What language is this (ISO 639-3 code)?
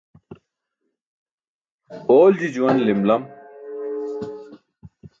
bsk